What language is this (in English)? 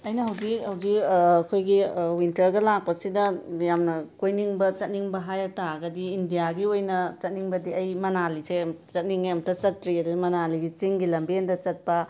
Manipuri